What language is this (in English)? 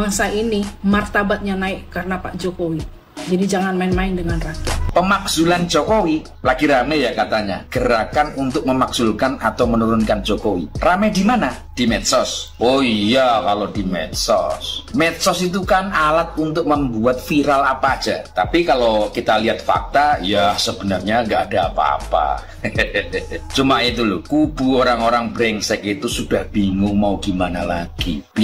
Indonesian